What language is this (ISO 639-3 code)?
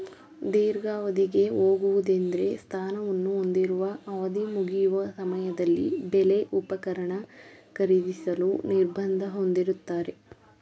kan